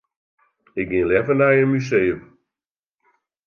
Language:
Western Frisian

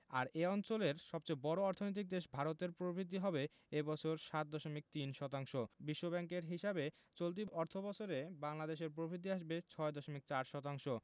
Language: Bangla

